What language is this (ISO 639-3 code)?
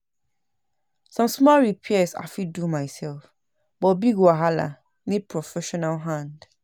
pcm